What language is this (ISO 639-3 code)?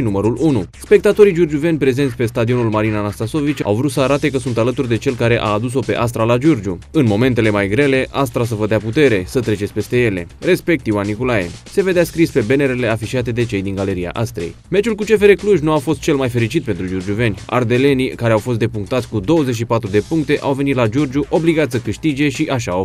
ron